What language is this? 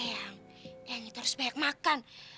Indonesian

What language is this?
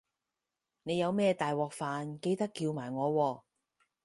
Cantonese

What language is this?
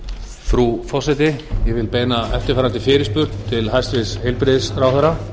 Icelandic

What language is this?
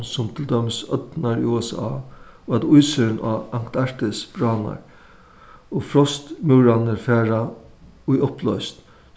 Faroese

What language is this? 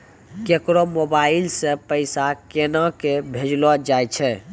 Maithili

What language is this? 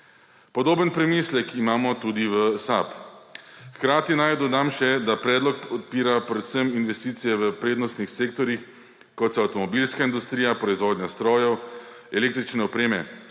Slovenian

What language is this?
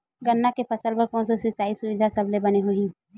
Chhattisgarhi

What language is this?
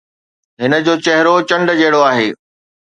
Sindhi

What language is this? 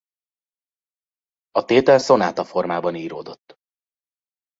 Hungarian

